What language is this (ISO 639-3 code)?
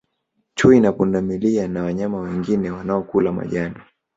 swa